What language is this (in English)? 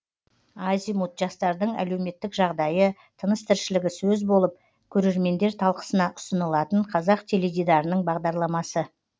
Kazakh